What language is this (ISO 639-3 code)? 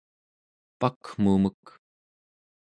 esu